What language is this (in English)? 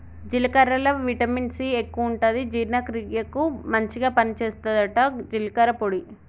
Telugu